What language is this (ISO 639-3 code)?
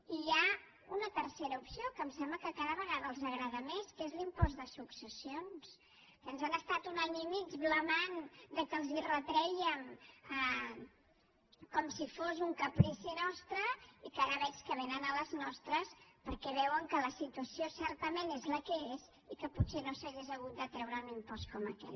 cat